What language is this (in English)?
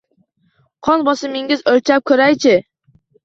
Uzbek